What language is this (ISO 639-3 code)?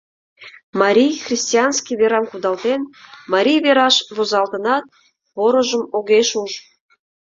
chm